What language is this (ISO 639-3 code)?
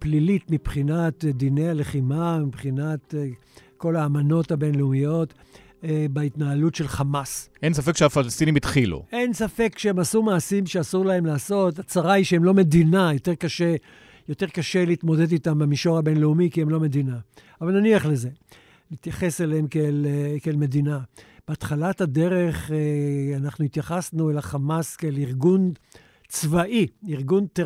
heb